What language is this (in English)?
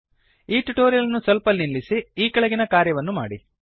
Kannada